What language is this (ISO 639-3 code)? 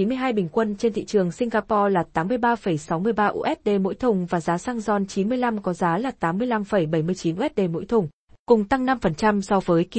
vie